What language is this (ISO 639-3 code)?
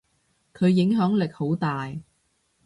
yue